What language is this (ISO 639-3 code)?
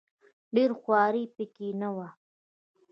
pus